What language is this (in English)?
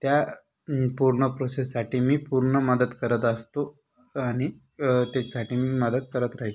Marathi